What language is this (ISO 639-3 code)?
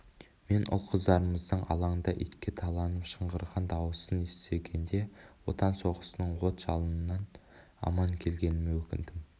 kaz